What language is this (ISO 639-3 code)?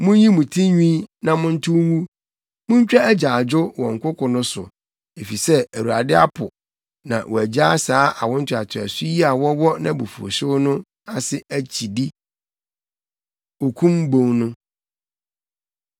aka